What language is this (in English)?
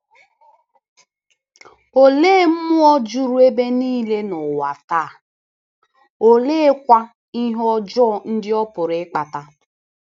Igbo